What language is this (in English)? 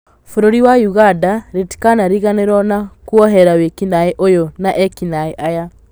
Kikuyu